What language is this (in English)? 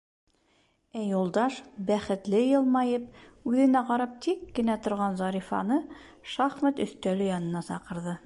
Bashkir